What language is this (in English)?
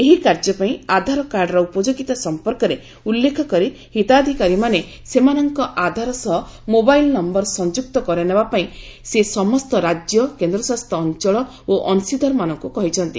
Odia